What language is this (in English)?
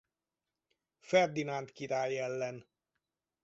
Hungarian